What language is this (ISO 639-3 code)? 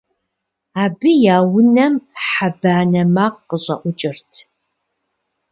kbd